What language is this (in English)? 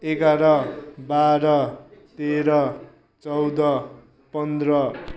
Nepali